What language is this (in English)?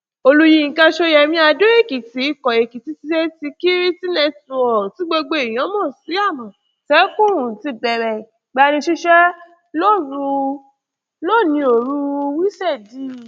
Yoruba